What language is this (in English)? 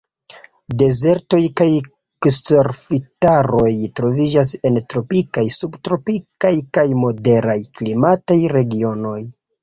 Esperanto